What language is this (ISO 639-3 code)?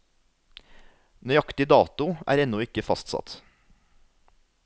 nor